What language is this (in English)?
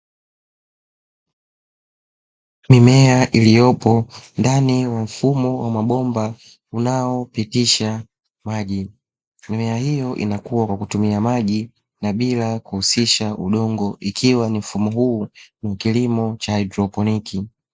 Swahili